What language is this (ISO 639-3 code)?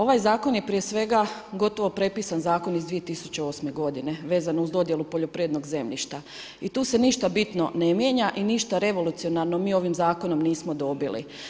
hrv